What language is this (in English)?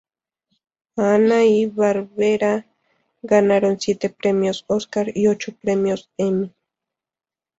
Spanish